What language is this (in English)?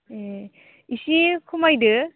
Bodo